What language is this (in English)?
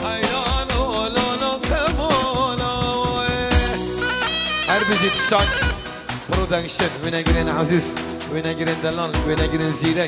Arabic